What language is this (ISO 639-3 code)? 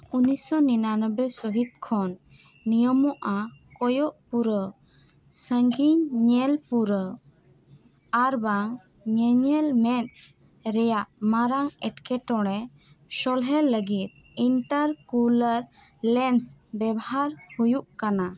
sat